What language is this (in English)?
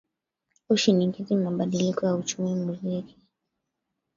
Swahili